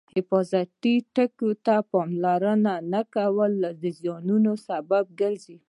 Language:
Pashto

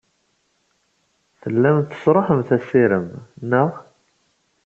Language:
Kabyle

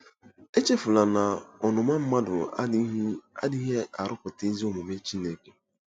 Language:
Igbo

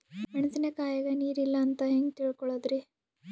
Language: Kannada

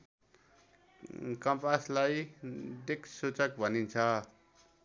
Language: Nepali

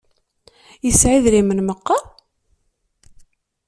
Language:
Kabyle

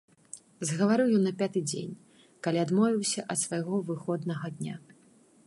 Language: Belarusian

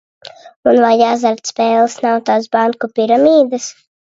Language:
Latvian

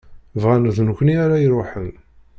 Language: Kabyle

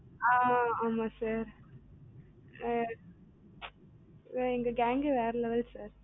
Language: Tamil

